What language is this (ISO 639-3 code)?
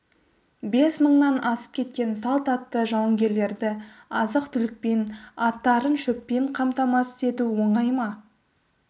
kaz